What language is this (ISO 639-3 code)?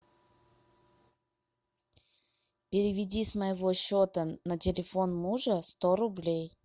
rus